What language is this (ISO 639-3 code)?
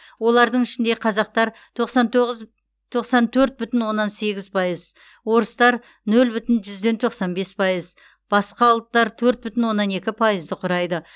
kaz